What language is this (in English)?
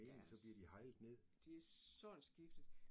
Danish